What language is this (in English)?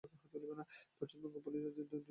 Bangla